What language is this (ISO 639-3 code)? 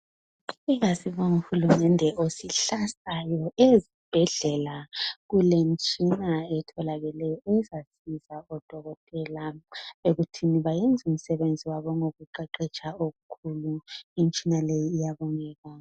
nde